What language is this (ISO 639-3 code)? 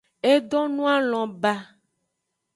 ajg